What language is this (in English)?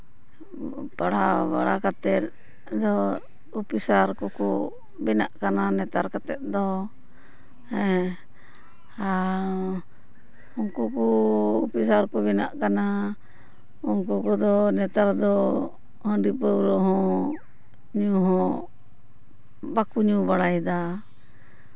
Santali